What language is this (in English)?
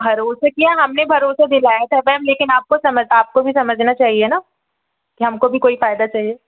Hindi